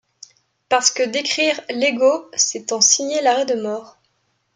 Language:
French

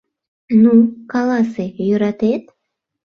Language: Mari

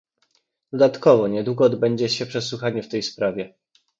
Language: Polish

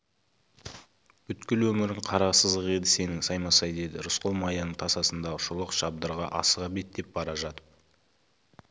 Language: Kazakh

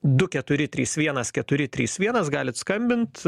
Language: Lithuanian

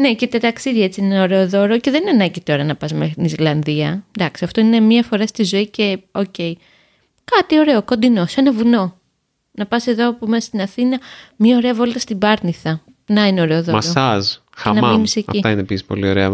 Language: Greek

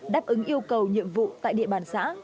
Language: Vietnamese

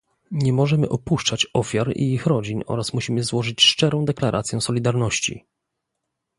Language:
Polish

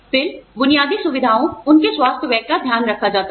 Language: Hindi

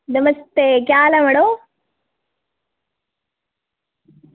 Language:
Dogri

